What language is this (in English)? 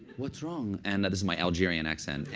English